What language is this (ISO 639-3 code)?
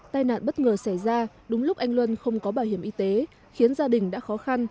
vie